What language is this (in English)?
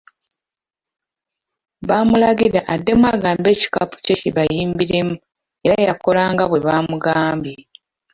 Ganda